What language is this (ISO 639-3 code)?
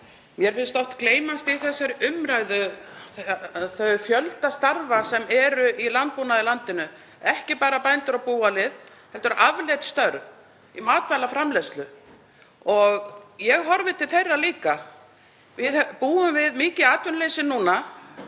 isl